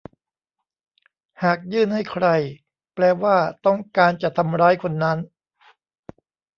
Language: Thai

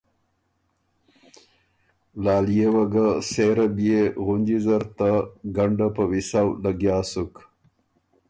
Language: Ormuri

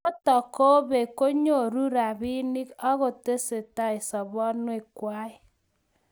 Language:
Kalenjin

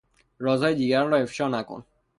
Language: Persian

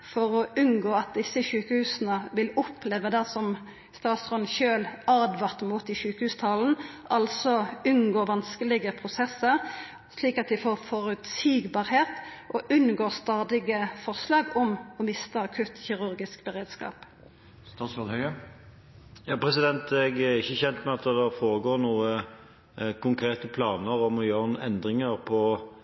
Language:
Norwegian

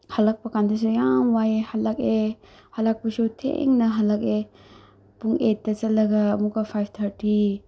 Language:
Manipuri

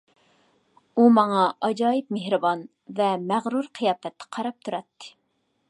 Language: Uyghur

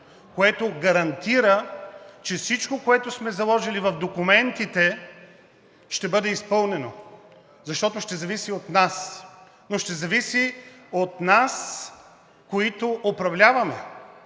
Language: Bulgarian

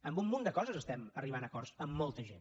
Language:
Catalan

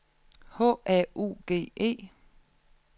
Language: Danish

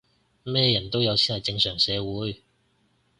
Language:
Cantonese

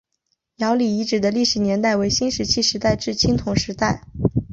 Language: Chinese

